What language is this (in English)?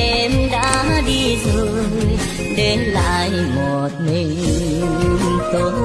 Vietnamese